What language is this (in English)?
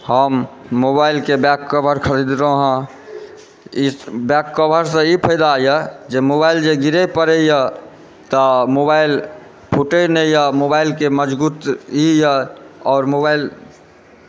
Maithili